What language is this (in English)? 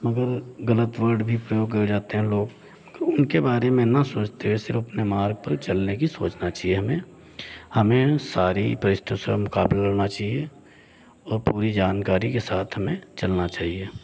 Hindi